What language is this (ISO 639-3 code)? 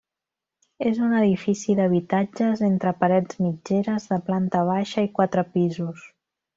cat